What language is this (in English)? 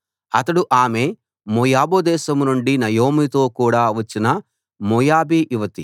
Telugu